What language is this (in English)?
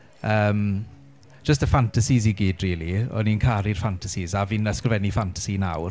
Welsh